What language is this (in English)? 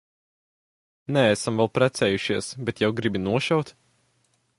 Latvian